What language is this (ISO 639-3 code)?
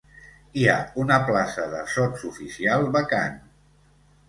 cat